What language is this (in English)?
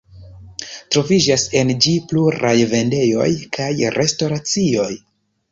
Esperanto